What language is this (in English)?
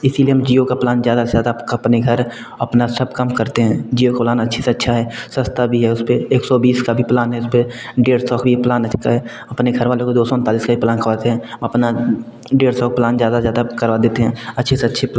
Hindi